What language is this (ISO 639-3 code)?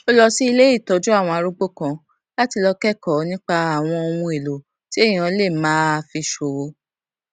yor